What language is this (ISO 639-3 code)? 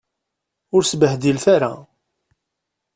kab